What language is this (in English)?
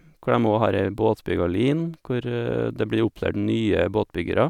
Norwegian